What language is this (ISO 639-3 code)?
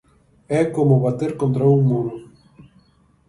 glg